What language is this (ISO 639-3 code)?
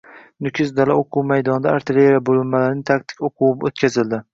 uzb